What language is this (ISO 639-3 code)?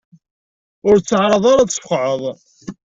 kab